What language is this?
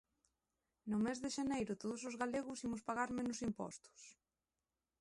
Galician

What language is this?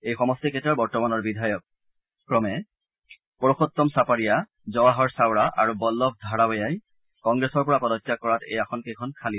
Assamese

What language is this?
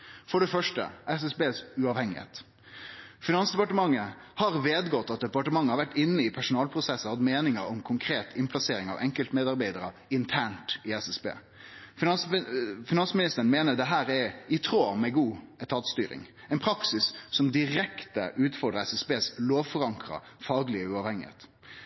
Norwegian Nynorsk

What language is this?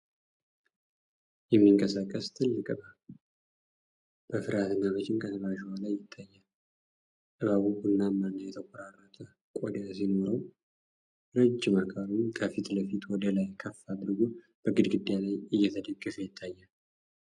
Amharic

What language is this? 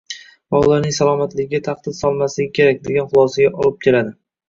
Uzbek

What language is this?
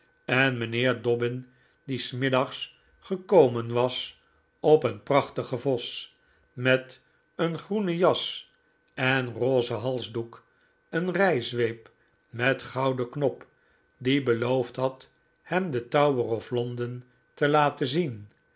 Dutch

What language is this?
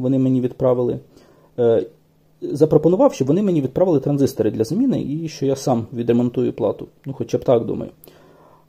Ukrainian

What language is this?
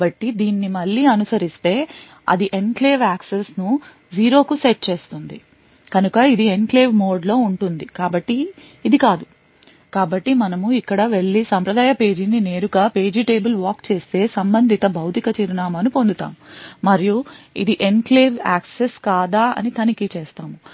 Telugu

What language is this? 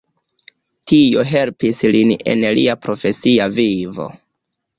Esperanto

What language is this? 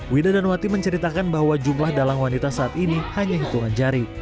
Indonesian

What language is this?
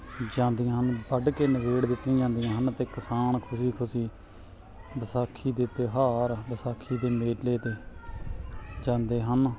Punjabi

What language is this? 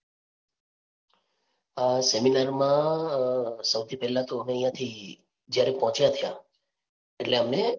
Gujarati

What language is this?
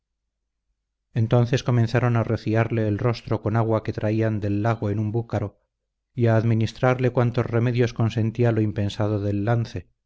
Spanish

